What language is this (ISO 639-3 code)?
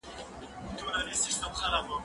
pus